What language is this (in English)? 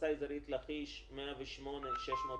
Hebrew